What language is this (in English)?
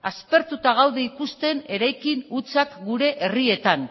Basque